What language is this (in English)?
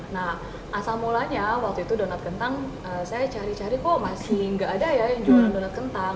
Indonesian